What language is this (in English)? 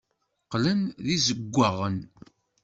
Kabyle